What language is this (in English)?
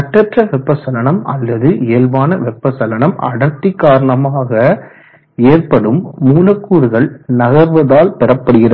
Tamil